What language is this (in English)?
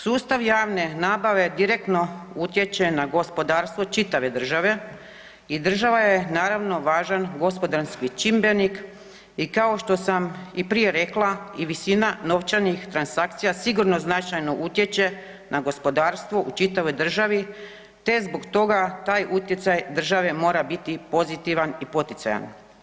Croatian